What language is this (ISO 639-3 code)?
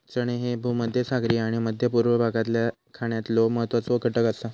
mar